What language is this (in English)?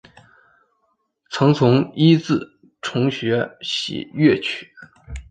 Chinese